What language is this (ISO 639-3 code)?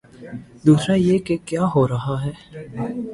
urd